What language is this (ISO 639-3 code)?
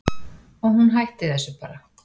isl